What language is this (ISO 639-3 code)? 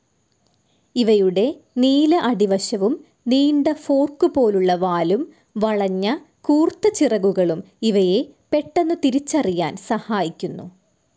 mal